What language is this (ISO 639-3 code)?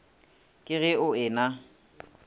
nso